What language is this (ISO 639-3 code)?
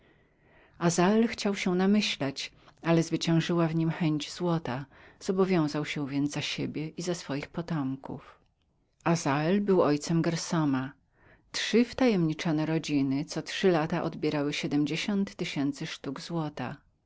pol